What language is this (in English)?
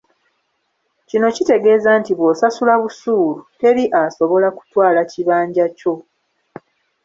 Ganda